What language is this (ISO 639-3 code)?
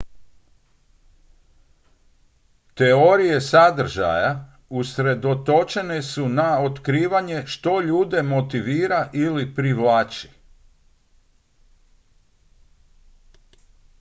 hrv